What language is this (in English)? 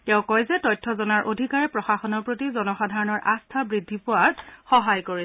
Assamese